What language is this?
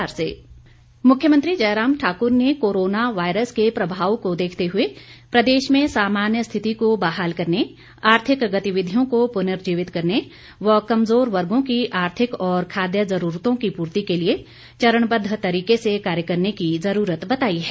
Hindi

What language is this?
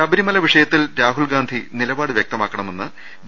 Malayalam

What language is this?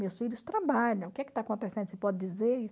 Portuguese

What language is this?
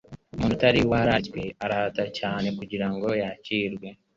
Kinyarwanda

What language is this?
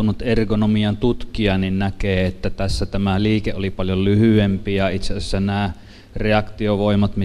Finnish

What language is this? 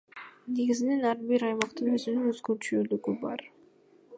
Kyrgyz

